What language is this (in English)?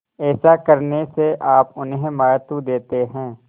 Hindi